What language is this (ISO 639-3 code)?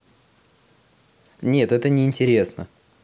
rus